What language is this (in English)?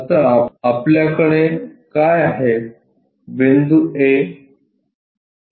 Marathi